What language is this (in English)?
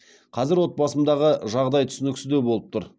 Kazakh